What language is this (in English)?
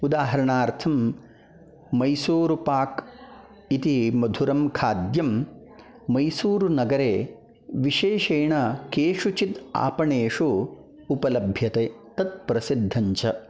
Sanskrit